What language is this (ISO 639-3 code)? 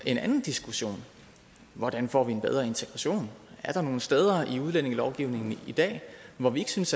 dan